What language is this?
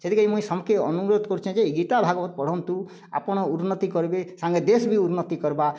Odia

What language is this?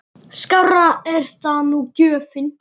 Icelandic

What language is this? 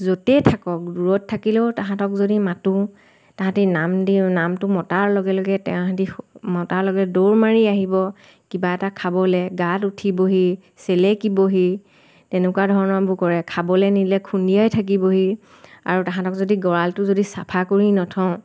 Assamese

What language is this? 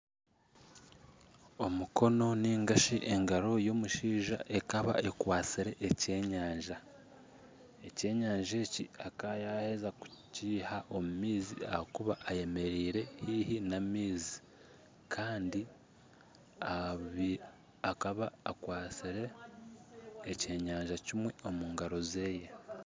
Nyankole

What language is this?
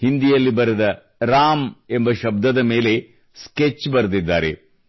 Kannada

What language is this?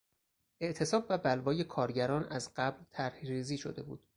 Persian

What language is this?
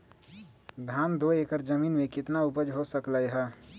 Magahi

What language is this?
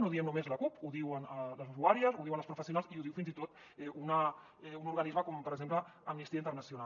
Catalan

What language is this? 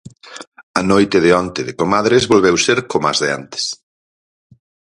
Galician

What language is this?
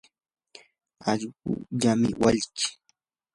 Yanahuanca Pasco Quechua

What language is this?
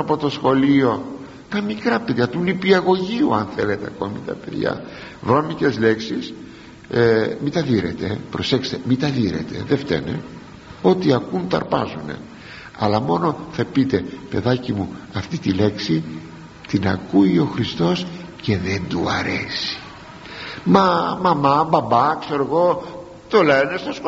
Greek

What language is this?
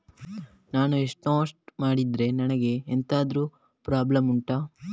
Kannada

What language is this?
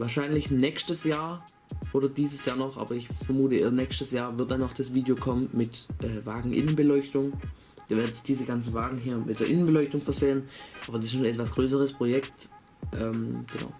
German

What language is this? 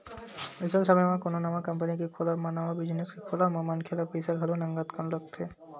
Chhattisgarhi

